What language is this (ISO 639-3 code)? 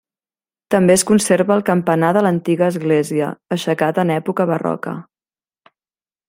cat